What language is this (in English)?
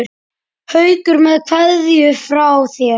Icelandic